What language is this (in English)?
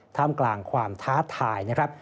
Thai